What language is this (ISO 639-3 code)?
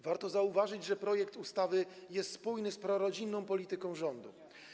pol